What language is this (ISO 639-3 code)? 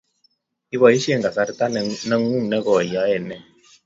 kln